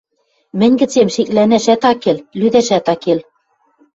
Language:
Western Mari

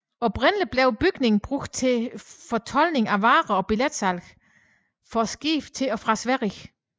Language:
Danish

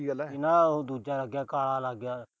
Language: Punjabi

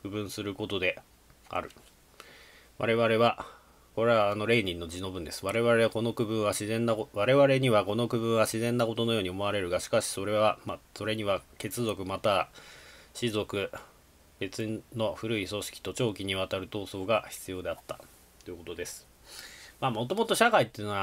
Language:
Japanese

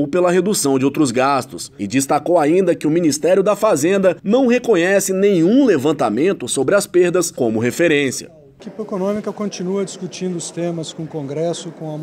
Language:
Portuguese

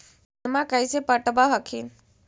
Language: Magahi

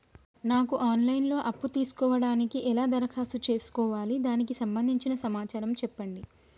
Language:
Telugu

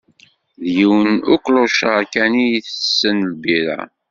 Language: Kabyle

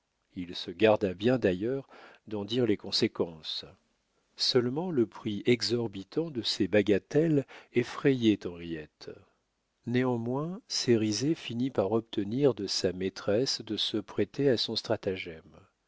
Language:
French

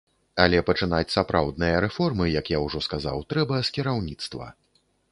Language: Belarusian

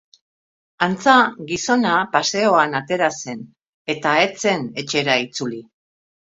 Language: Basque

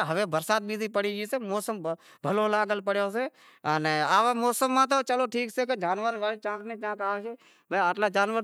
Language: Wadiyara Koli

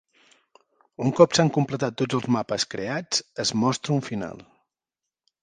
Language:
Catalan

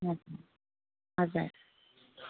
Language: Nepali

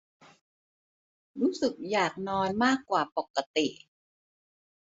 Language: Thai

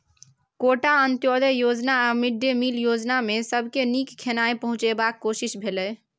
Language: Maithili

